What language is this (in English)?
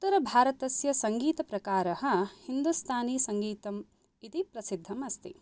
Sanskrit